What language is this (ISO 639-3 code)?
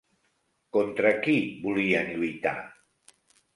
cat